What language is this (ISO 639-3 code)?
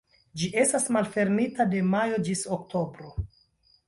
epo